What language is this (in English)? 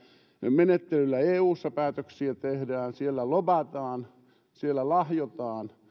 Finnish